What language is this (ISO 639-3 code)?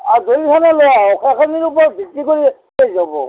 asm